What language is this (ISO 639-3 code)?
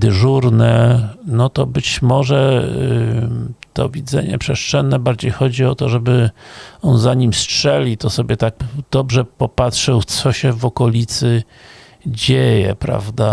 pol